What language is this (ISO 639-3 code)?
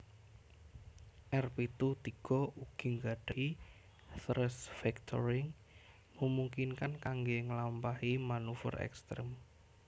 jav